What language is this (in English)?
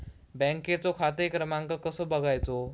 Marathi